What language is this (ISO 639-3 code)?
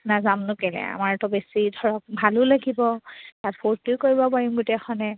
asm